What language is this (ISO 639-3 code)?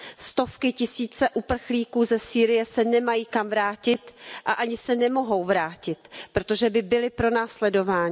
ces